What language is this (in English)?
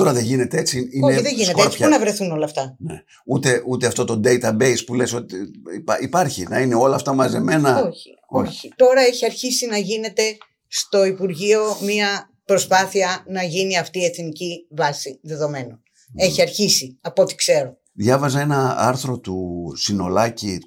Greek